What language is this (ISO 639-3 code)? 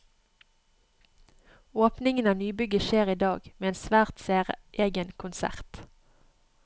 nor